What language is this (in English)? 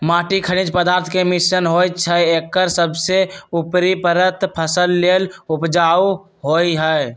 Magahi